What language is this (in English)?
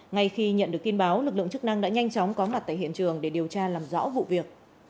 Vietnamese